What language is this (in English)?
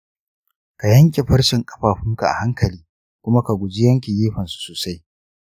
Hausa